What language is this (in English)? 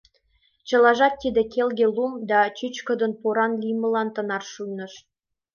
Mari